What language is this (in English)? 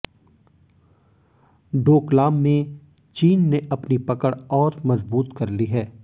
Hindi